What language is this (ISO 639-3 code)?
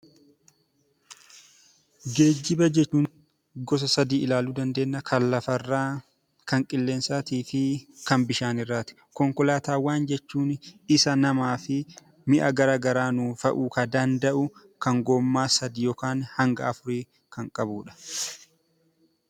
orm